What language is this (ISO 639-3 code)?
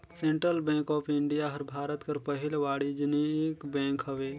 hne